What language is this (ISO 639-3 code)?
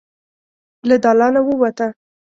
pus